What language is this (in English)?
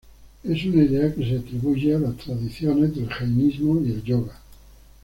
Spanish